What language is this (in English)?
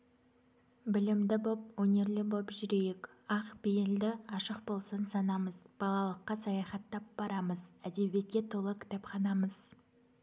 Kazakh